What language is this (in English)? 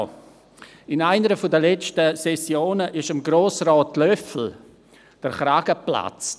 Swiss German